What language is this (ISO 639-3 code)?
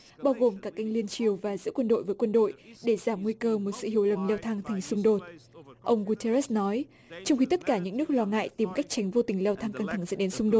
vie